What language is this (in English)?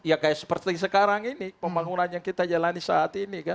Indonesian